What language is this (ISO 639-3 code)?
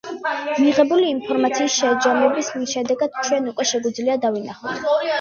kat